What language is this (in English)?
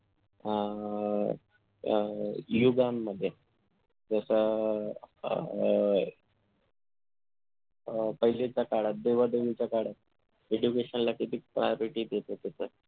Marathi